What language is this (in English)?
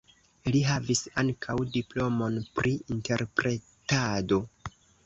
Esperanto